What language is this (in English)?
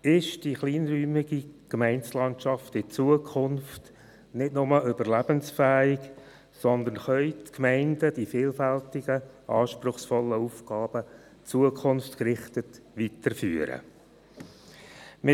Swiss German